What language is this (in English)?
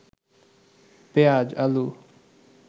Bangla